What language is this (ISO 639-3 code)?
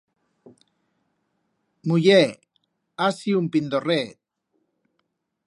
arg